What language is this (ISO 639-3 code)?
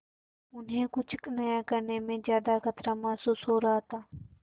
hin